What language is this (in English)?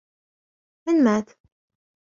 Arabic